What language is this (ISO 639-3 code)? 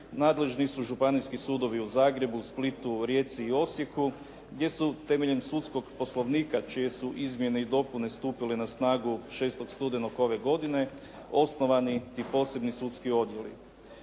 hrv